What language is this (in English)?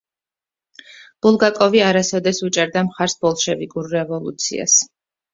Georgian